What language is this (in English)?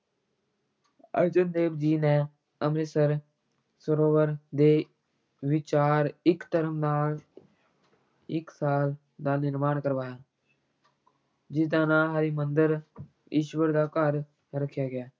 Punjabi